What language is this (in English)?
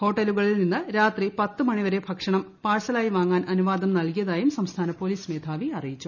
Malayalam